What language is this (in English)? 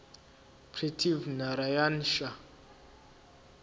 Zulu